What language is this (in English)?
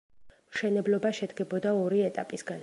Georgian